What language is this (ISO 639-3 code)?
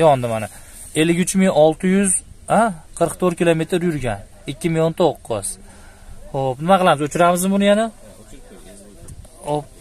tur